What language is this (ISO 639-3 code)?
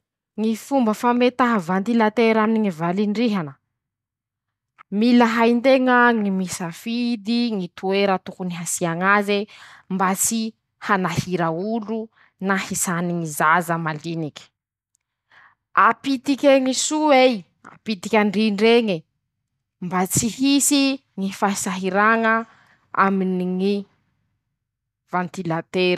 msh